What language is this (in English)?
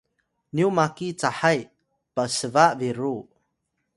Atayal